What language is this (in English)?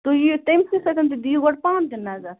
Kashmiri